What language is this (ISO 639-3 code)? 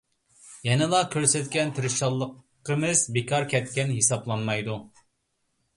uig